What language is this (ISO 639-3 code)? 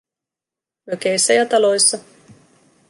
fin